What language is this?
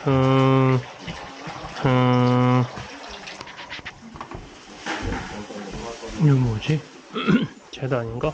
Korean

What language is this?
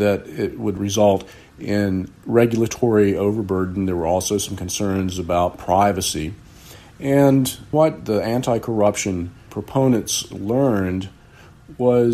English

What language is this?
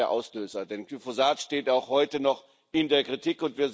German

